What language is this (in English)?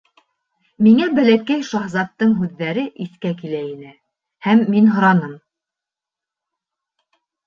Bashkir